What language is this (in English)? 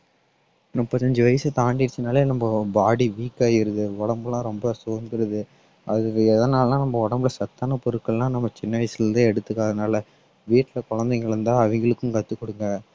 Tamil